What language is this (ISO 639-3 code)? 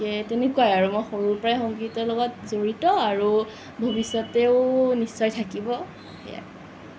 asm